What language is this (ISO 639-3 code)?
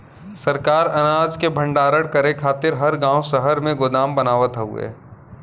bho